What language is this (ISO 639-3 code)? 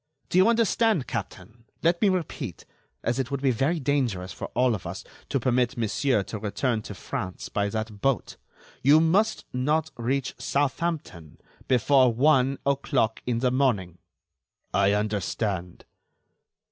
eng